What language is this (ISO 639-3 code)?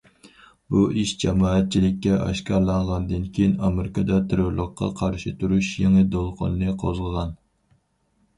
uig